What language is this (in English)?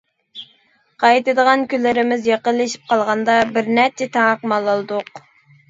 Uyghur